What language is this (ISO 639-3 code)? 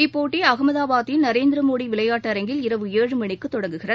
tam